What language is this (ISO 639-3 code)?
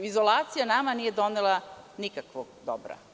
srp